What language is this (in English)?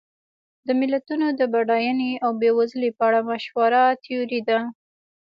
Pashto